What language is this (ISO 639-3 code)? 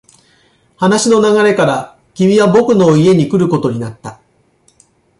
jpn